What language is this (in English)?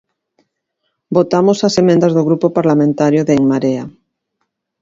Galician